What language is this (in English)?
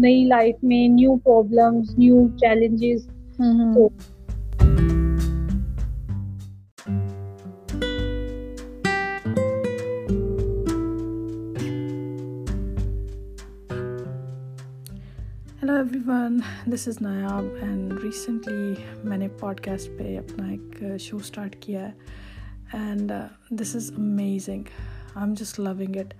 Urdu